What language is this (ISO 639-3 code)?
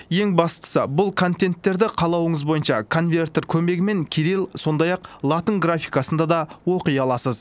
kaz